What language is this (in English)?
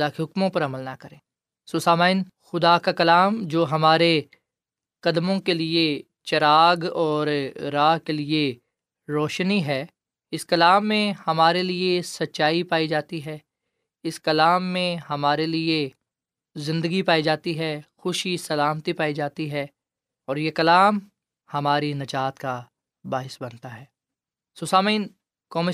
Urdu